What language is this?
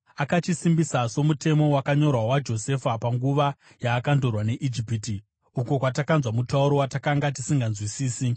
Shona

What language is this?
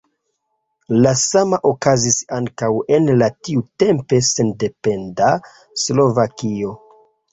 Esperanto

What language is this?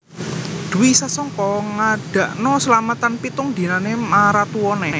Javanese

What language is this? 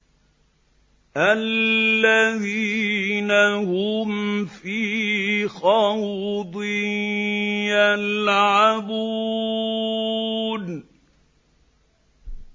Arabic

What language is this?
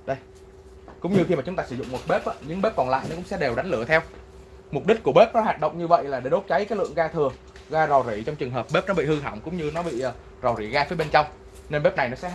Vietnamese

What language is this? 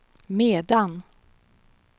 Swedish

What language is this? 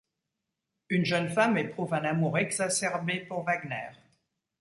French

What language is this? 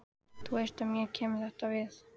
Icelandic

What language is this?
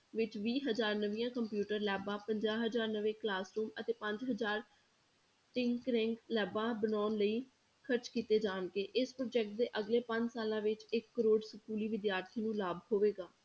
Punjabi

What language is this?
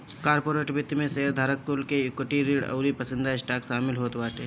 Bhojpuri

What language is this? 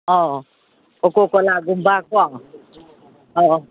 Manipuri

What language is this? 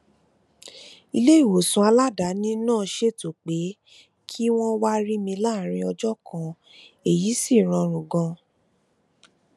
Yoruba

